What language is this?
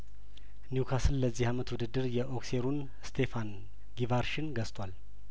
Amharic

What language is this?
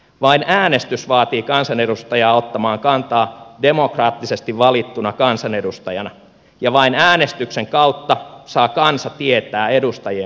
Finnish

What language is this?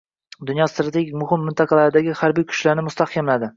Uzbek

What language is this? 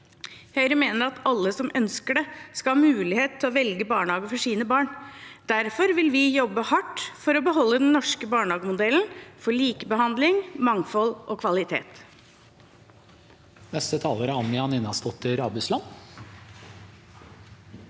Norwegian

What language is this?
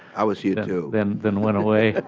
English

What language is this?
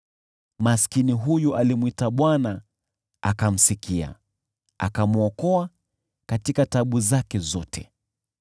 Swahili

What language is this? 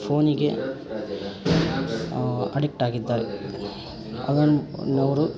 Kannada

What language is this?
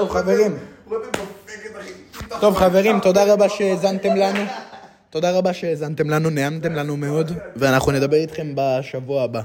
Hebrew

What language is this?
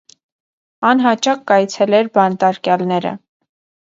Armenian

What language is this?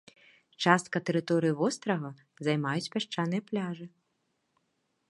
Belarusian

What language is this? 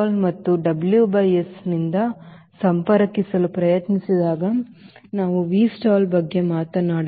Kannada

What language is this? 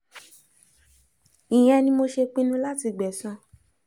Yoruba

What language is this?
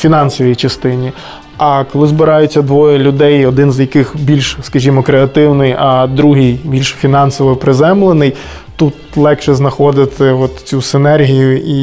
Ukrainian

